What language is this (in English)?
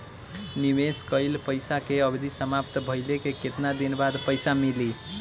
Bhojpuri